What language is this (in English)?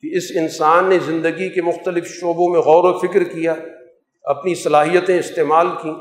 Urdu